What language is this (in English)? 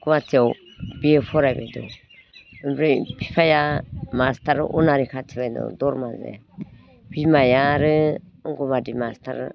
Bodo